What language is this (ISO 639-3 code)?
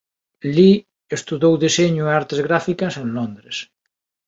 glg